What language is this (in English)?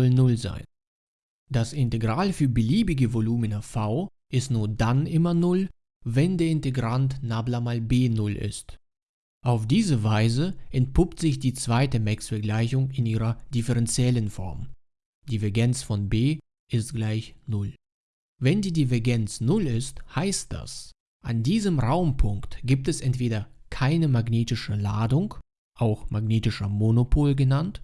German